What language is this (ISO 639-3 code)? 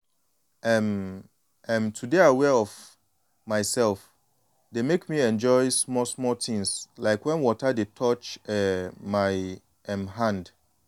pcm